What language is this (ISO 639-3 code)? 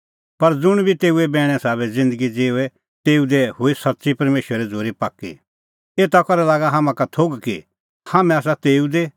kfx